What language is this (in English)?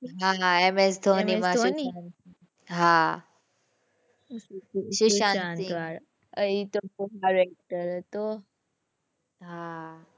Gujarati